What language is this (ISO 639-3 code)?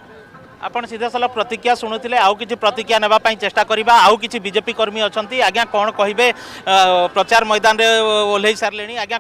hin